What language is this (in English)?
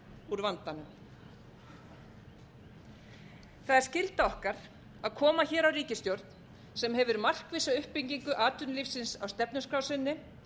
Icelandic